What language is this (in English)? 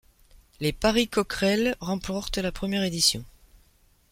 French